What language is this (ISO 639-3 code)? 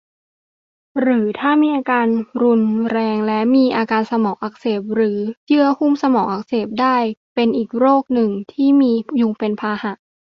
tha